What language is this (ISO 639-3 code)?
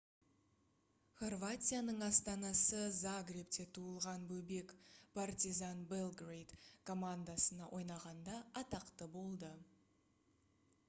kaz